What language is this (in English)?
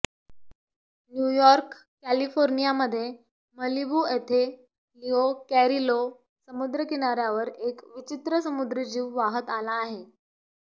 Marathi